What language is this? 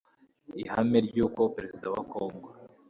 Kinyarwanda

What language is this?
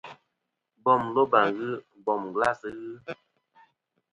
Kom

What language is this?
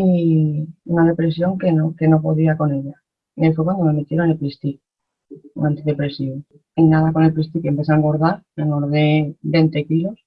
Spanish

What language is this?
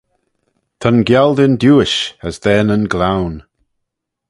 Manx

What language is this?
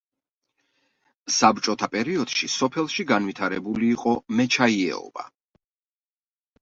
Georgian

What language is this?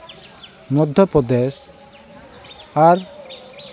Santali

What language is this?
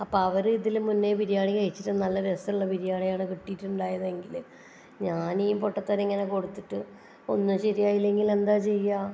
Malayalam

